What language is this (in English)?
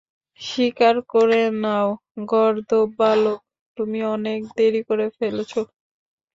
Bangla